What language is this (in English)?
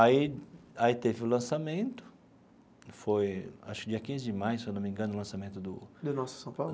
Portuguese